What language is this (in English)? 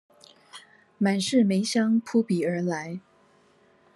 Chinese